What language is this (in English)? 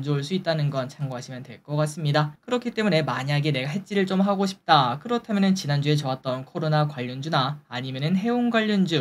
Korean